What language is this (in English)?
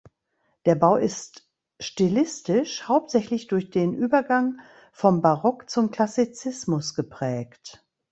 German